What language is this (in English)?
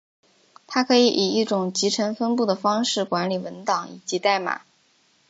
Chinese